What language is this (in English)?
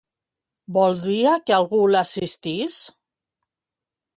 Catalan